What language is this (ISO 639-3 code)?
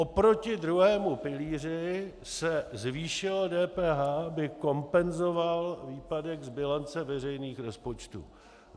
ces